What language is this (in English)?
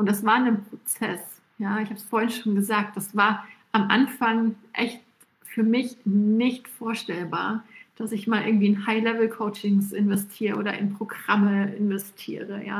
German